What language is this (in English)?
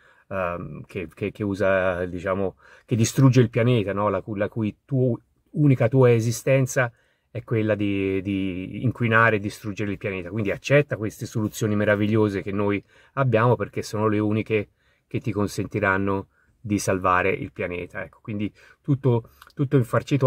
Italian